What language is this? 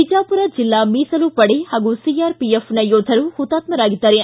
Kannada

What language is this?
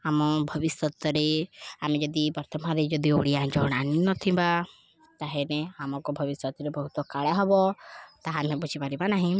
Odia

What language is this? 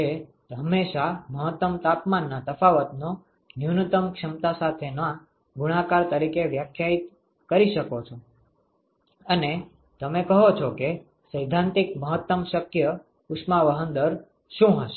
Gujarati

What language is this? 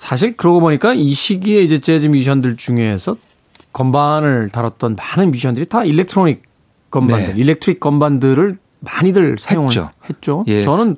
Korean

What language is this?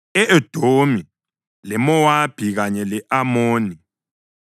North Ndebele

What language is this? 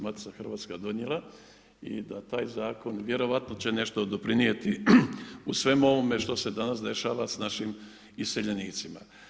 Croatian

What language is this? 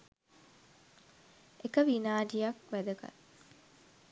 Sinhala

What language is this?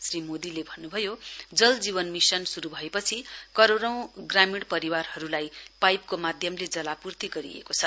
Nepali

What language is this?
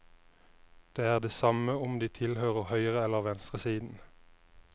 Norwegian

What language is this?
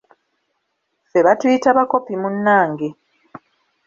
Ganda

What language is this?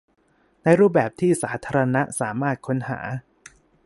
Thai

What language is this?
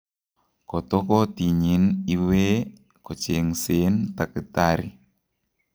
Kalenjin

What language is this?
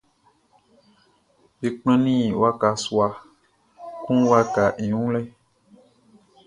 Baoulé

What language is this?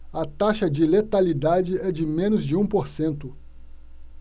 Portuguese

